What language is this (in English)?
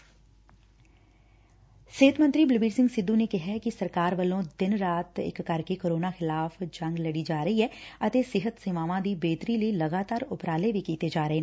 Punjabi